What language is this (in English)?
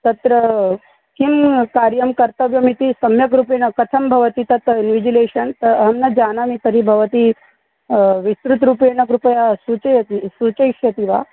Sanskrit